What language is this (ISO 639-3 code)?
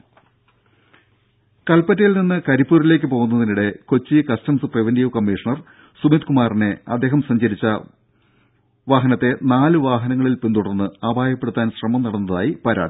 mal